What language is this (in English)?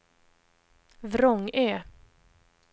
Swedish